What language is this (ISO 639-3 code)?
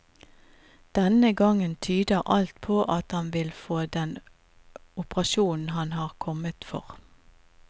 nor